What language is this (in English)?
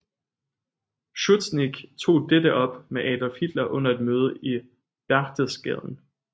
Danish